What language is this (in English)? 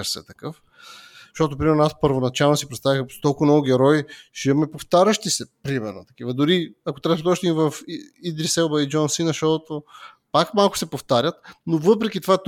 Bulgarian